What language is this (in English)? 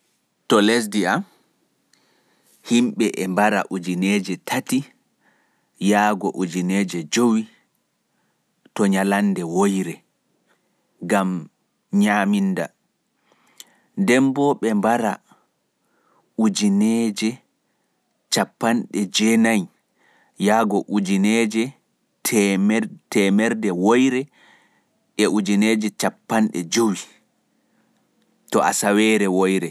Fula